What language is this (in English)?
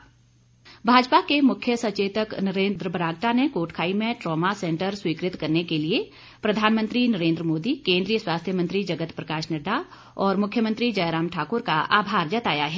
Hindi